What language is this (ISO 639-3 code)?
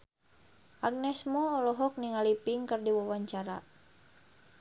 sun